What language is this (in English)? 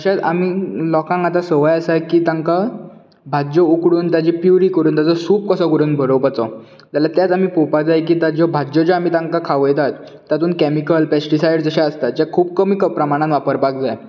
Konkani